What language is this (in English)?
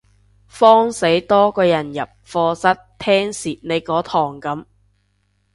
Cantonese